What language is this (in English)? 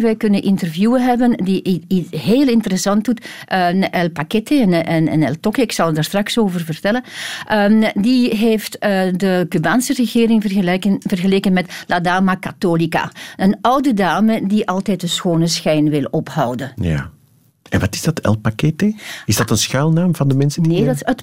Dutch